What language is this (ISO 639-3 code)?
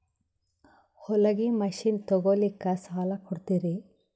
kan